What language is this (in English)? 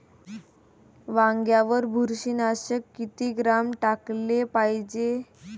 Marathi